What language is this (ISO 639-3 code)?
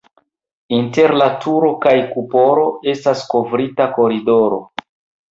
epo